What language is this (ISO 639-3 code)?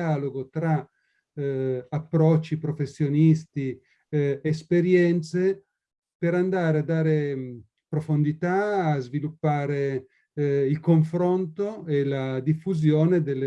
ita